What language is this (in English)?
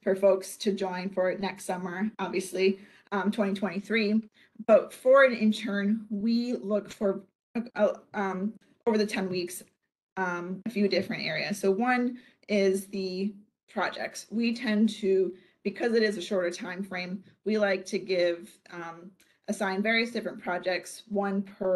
English